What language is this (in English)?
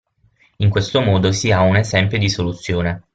Italian